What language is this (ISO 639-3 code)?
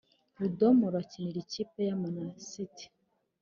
kin